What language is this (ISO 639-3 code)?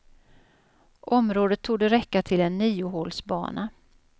swe